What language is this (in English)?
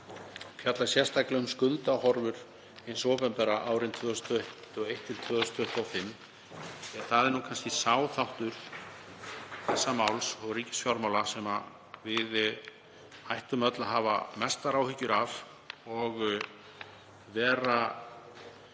Icelandic